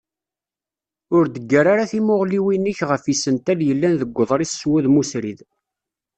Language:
Kabyle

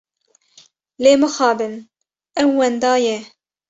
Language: Kurdish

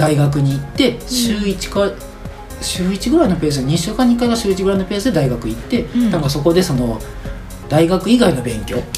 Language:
Japanese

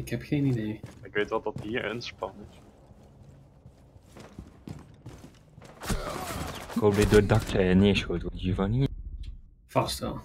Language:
Dutch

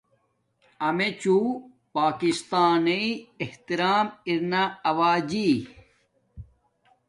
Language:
Domaaki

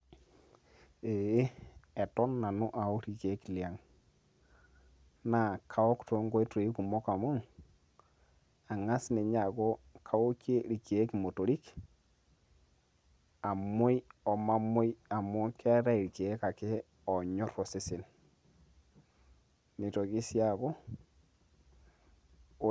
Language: Masai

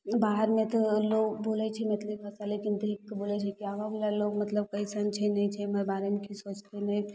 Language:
Maithili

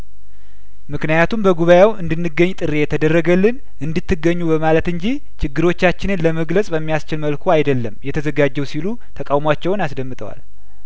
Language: Amharic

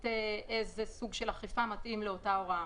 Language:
Hebrew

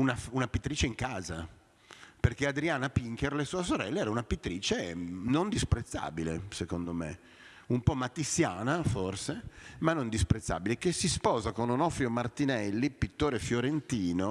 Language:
Italian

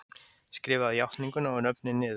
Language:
Icelandic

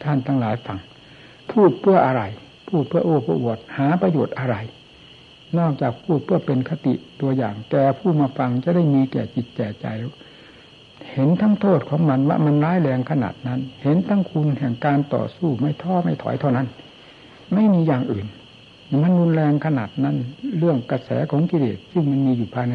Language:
Thai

